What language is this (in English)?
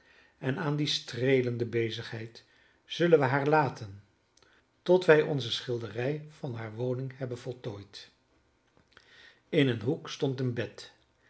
Dutch